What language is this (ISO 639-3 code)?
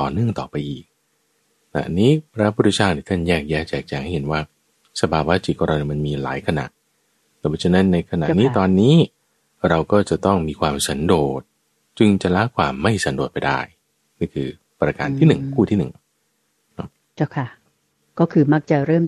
tha